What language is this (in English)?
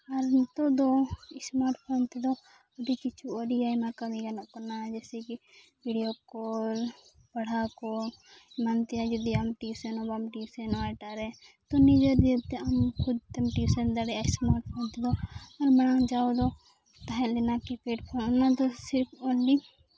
Santali